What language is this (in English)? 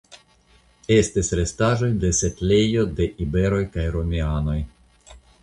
Esperanto